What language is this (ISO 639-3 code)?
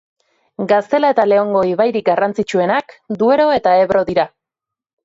eus